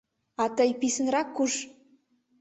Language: Mari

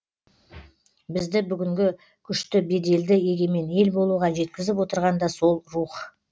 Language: Kazakh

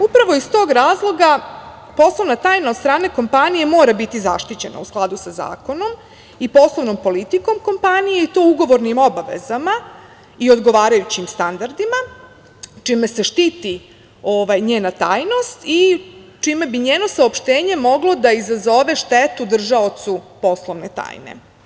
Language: Serbian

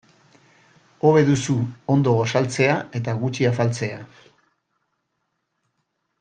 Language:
Basque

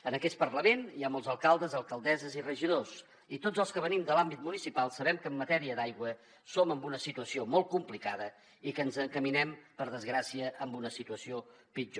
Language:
Catalan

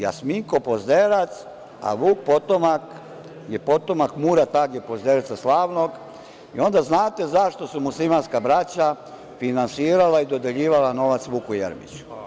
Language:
Serbian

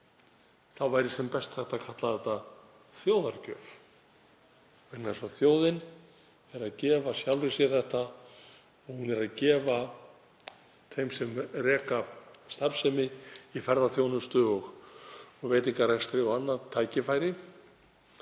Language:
Icelandic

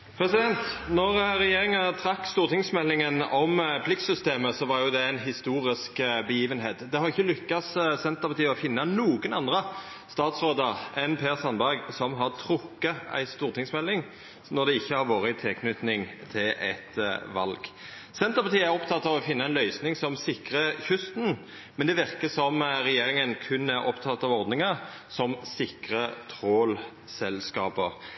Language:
Norwegian Nynorsk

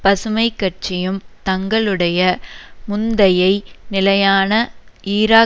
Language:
Tamil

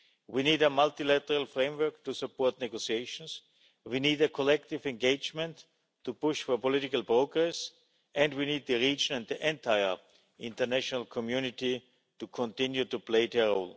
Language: English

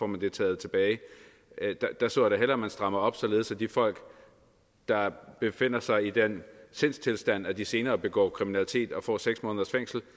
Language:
Danish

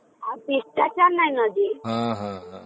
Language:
Odia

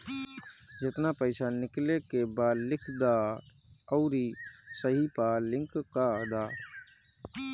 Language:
Bhojpuri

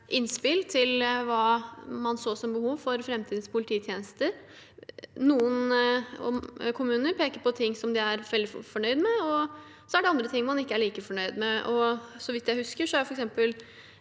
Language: Norwegian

